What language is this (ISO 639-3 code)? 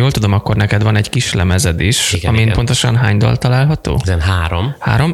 hun